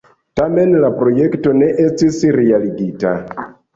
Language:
Esperanto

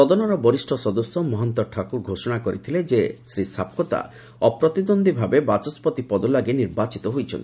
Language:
Odia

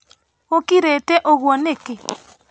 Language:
Kikuyu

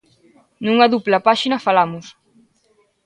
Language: Galician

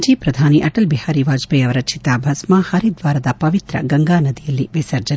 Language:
Kannada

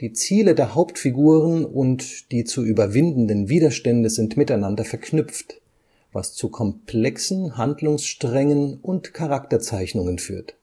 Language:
German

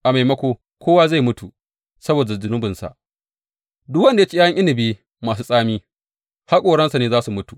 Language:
Hausa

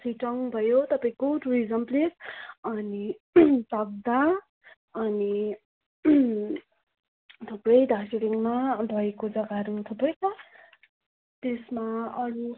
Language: Nepali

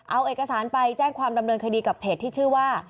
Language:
Thai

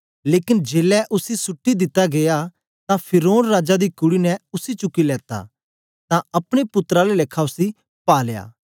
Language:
Dogri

